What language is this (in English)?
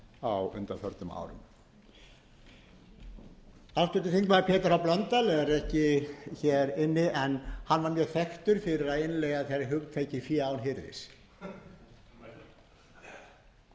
Icelandic